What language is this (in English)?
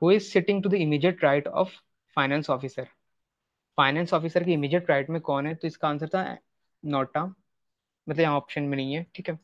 Hindi